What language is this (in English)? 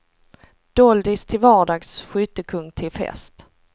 Swedish